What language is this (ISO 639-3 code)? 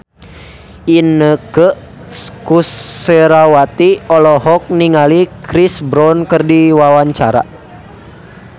sun